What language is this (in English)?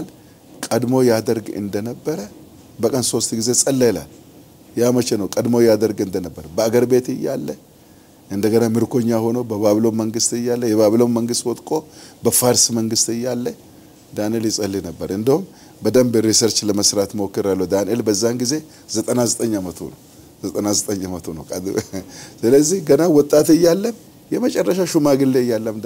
Arabic